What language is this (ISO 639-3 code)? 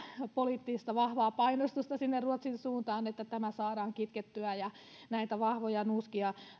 fin